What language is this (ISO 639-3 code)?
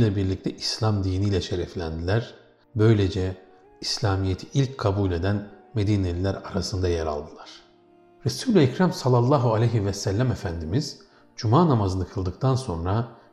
tur